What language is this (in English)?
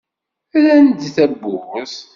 Kabyle